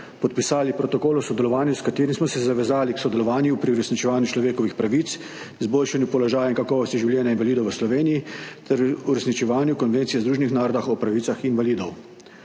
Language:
Slovenian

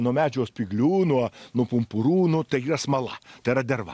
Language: Lithuanian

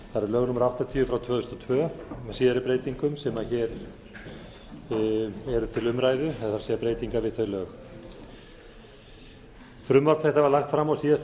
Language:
Icelandic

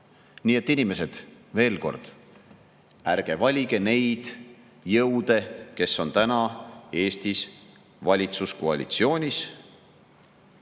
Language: Estonian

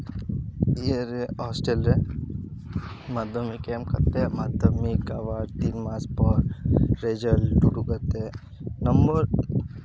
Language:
Santali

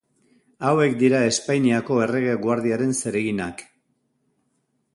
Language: Basque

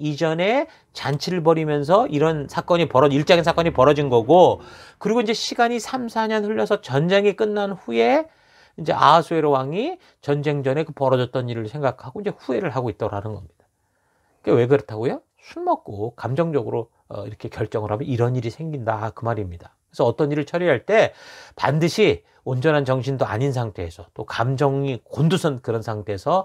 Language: Korean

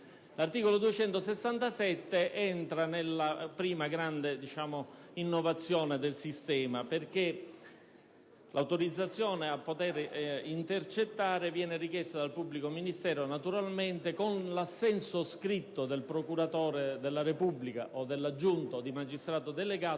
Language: Italian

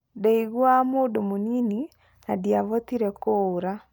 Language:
Kikuyu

